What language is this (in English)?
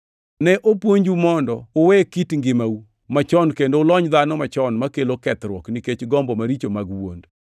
Luo (Kenya and Tanzania)